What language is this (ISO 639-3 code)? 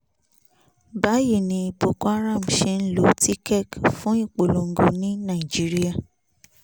yor